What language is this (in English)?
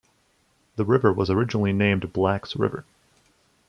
English